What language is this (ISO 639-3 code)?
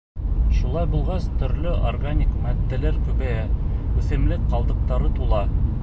bak